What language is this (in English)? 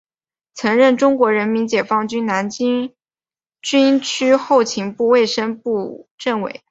Chinese